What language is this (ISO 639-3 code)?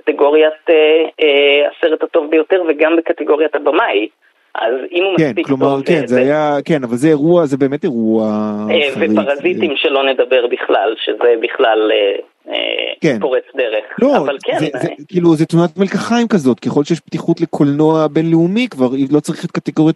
heb